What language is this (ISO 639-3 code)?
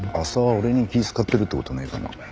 jpn